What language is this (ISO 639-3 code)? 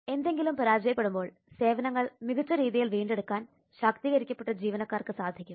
mal